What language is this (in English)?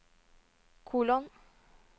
Norwegian